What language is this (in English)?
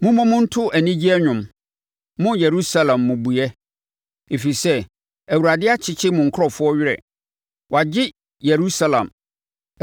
Akan